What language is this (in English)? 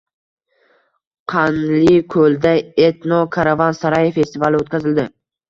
Uzbek